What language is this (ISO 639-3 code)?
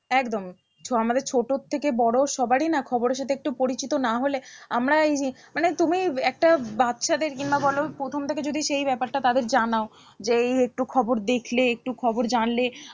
ben